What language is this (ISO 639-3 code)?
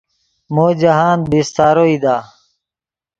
ydg